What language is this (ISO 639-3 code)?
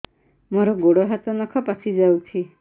ori